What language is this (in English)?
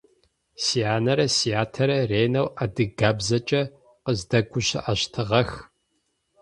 Adyghe